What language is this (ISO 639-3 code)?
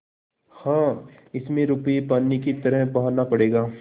hin